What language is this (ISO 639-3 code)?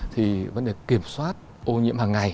vie